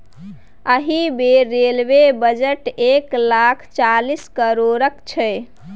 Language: Maithili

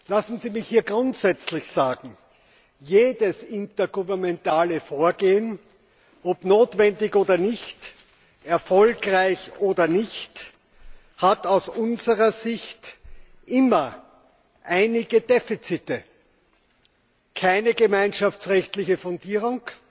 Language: German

